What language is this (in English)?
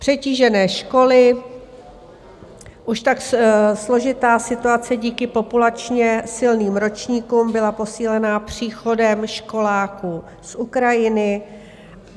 Czech